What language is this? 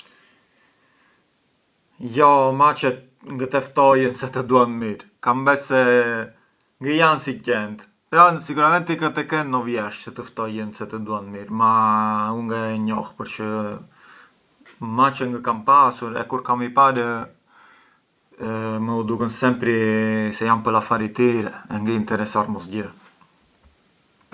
Arbëreshë Albanian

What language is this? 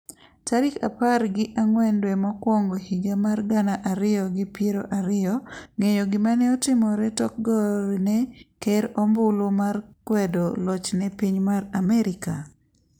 Luo (Kenya and Tanzania)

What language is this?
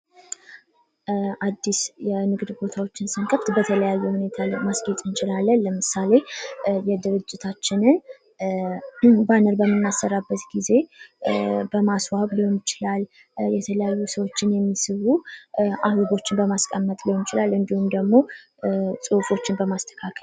Amharic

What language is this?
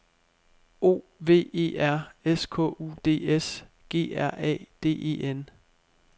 Danish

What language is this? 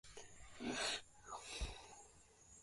Swahili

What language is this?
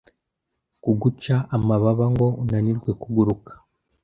Kinyarwanda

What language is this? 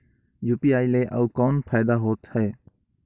Chhattisgarhi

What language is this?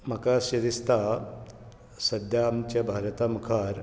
Konkani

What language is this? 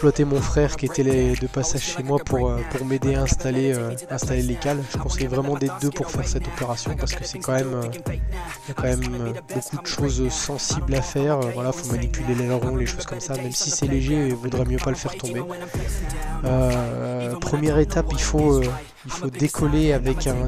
French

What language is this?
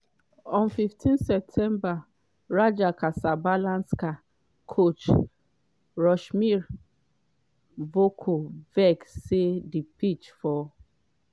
Nigerian Pidgin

